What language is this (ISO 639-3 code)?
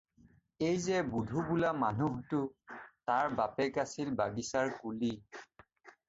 asm